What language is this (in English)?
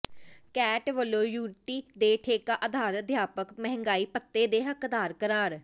Punjabi